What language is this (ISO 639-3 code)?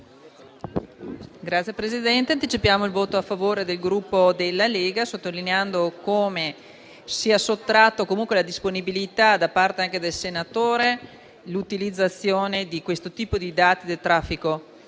ita